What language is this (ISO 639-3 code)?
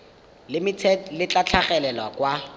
tsn